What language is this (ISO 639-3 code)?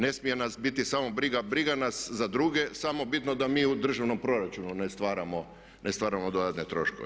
hrv